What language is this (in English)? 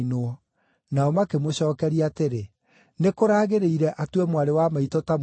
Kikuyu